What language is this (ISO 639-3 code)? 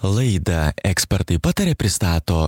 lit